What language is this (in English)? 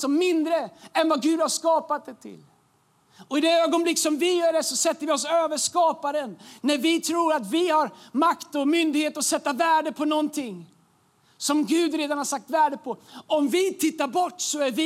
Swedish